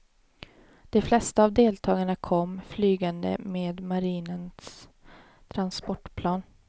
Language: Swedish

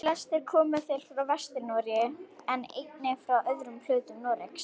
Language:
Icelandic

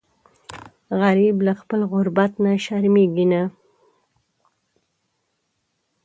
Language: Pashto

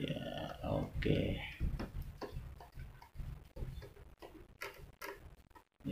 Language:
Indonesian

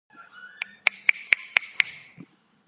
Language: Azerbaijani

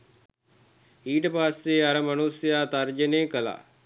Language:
Sinhala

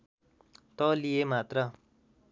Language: Nepali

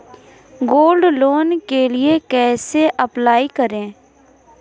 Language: Hindi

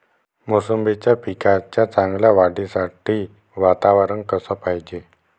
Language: Marathi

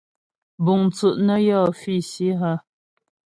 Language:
Ghomala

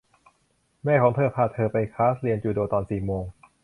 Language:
Thai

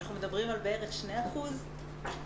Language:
Hebrew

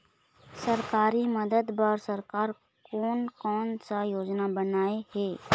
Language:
Chhattisgarhi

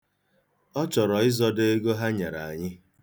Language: Igbo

